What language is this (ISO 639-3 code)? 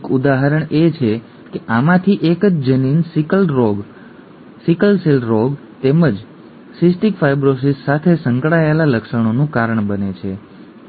guj